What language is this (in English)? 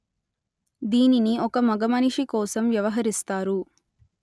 Telugu